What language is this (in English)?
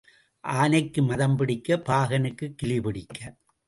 Tamil